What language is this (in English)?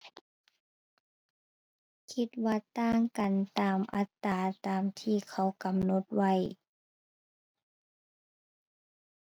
Thai